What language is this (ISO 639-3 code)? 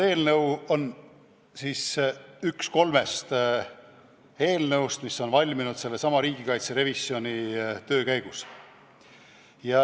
est